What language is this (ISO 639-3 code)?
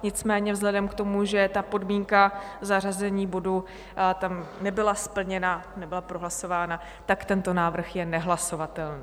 ces